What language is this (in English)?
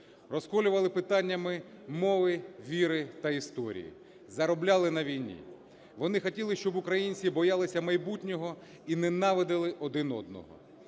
Ukrainian